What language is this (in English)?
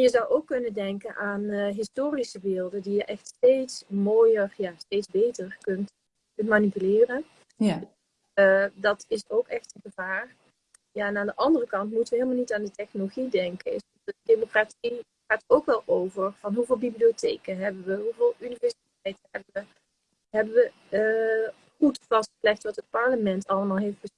Dutch